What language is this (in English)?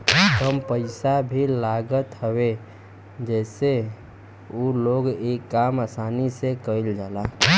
Bhojpuri